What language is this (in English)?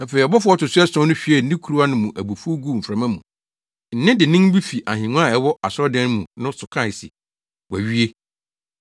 Akan